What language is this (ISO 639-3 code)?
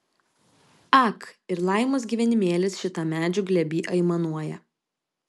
lit